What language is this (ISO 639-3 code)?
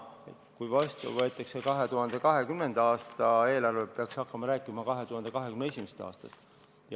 est